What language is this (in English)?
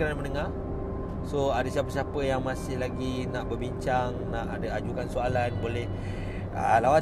Malay